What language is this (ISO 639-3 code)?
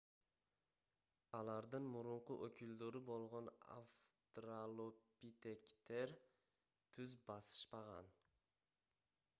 kir